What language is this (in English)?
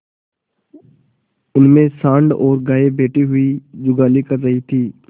Hindi